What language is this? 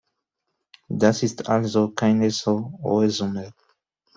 German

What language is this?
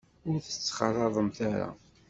Kabyle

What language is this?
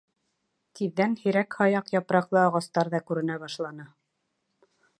Bashkir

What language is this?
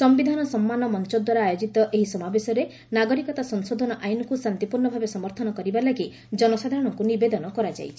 Odia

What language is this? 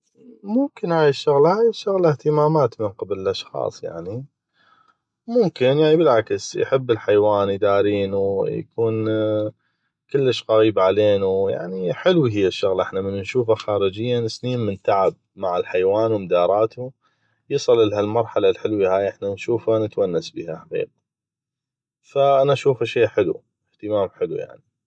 North Mesopotamian Arabic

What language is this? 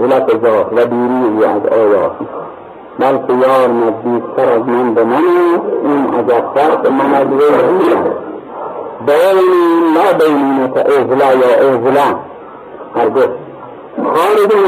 Persian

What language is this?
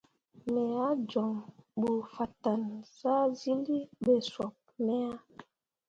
Mundang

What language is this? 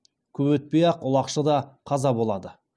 Kazakh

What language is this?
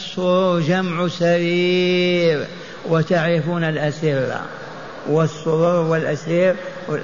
Arabic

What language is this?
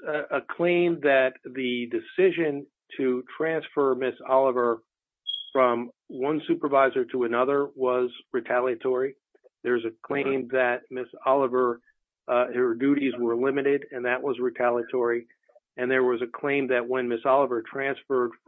English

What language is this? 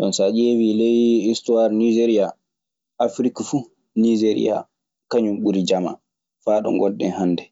Maasina Fulfulde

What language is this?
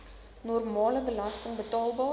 Afrikaans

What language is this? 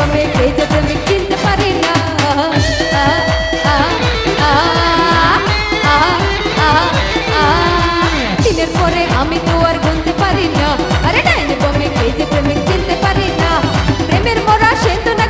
Indonesian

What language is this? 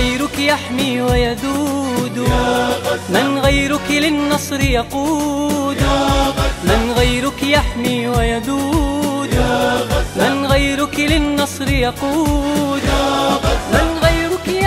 Arabic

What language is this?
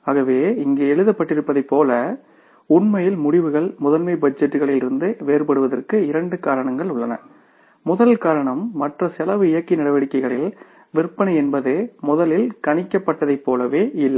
Tamil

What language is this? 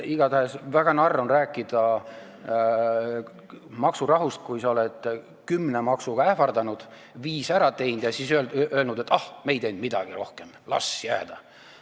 Estonian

